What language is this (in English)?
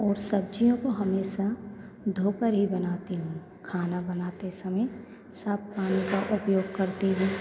Hindi